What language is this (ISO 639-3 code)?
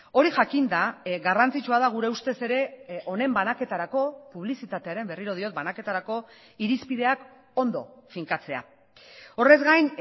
eus